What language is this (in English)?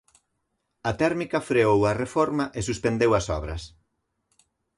Galician